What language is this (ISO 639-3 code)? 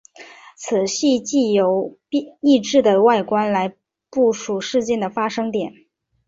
zho